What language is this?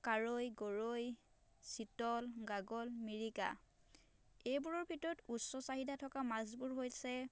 Assamese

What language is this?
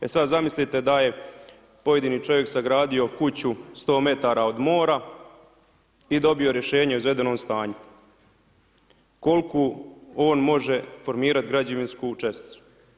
Croatian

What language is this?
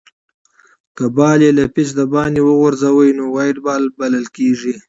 Pashto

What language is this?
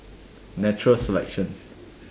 English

